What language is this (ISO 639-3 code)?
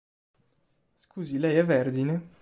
ita